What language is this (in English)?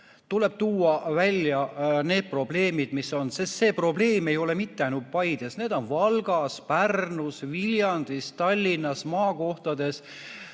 Estonian